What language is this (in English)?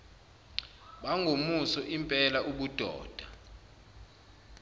Zulu